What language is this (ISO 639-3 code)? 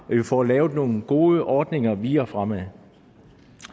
dan